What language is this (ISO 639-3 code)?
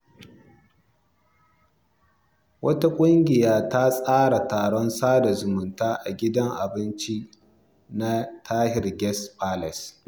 hau